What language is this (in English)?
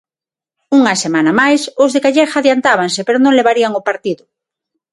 Galician